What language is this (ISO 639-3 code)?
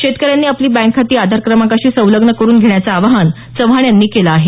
mar